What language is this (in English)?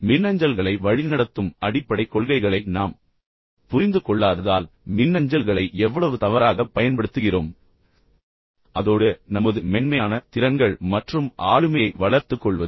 Tamil